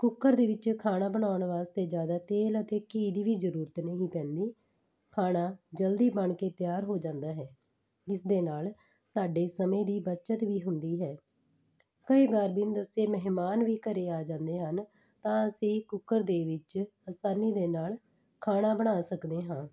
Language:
Punjabi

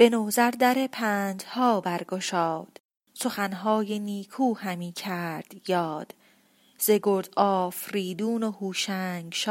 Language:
Persian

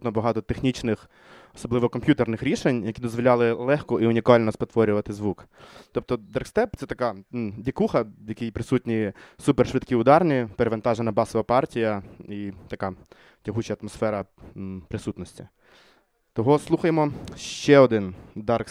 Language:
Ukrainian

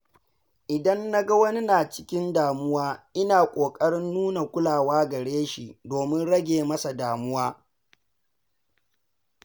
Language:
Hausa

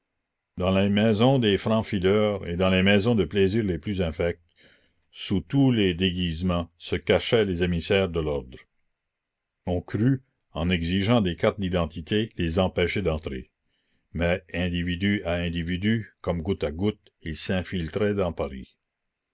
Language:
French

